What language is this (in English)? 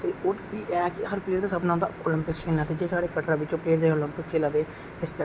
Dogri